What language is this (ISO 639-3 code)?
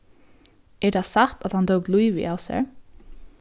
fao